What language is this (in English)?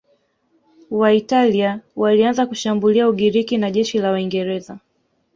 Swahili